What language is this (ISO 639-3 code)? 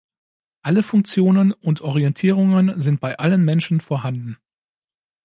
deu